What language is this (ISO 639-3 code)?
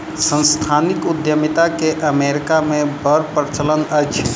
mai